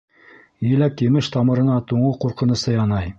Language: Bashkir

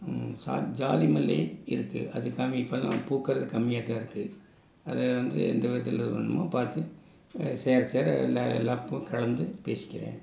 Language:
Tamil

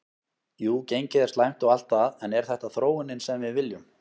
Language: Icelandic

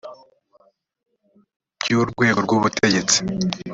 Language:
Kinyarwanda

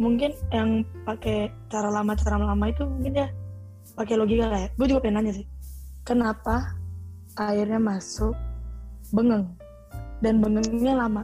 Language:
Indonesian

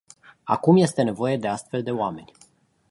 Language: Romanian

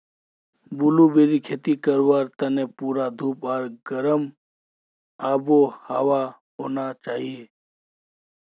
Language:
Magahi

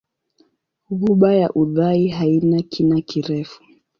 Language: Swahili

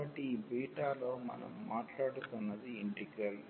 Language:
Telugu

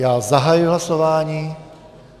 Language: Czech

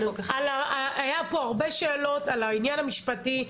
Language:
Hebrew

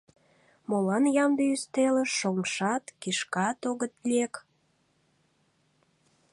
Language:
Mari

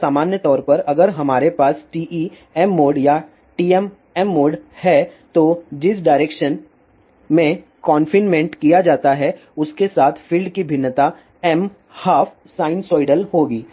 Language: Hindi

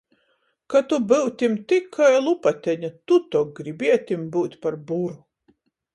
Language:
Latgalian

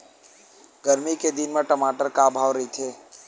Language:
Chhattisgarhi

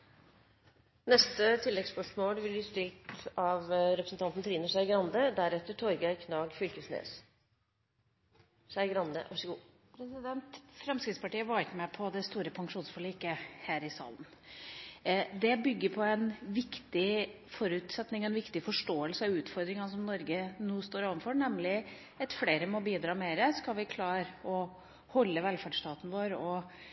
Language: Norwegian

